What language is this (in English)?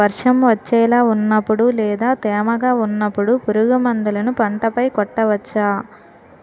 Telugu